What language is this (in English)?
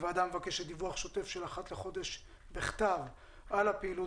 Hebrew